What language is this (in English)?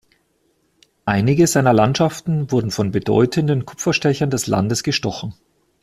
German